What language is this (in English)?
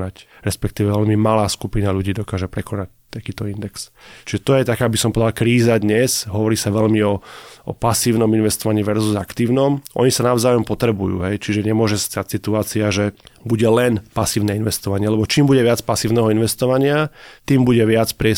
Slovak